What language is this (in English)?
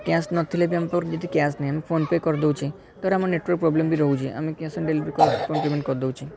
Odia